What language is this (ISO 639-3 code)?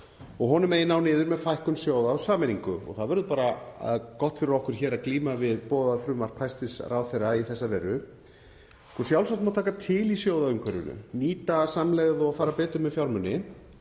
isl